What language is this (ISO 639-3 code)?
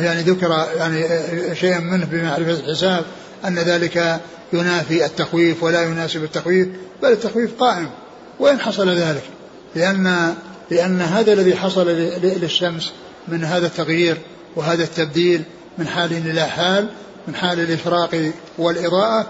ara